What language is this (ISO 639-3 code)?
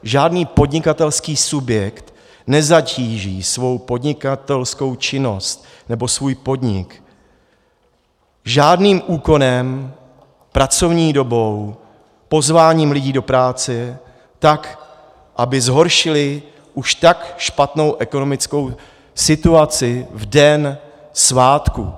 ces